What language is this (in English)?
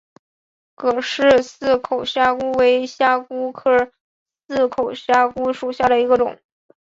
Chinese